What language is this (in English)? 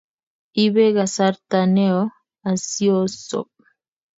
Kalenjin